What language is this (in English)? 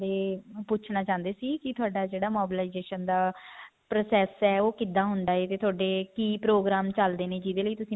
Punjabi